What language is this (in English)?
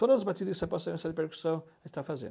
Portuguese